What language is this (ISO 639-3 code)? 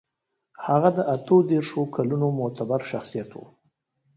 pus